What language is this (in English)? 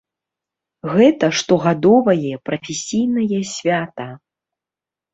Belarusian